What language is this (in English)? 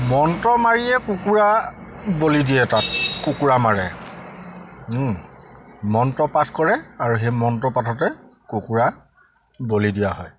Assamese